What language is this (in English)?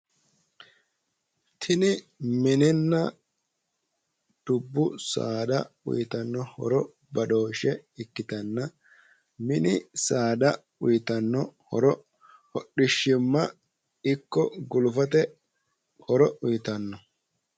Sidamo